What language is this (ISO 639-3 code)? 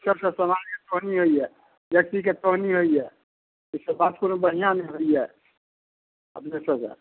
mai